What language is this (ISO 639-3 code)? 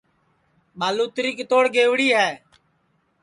ssi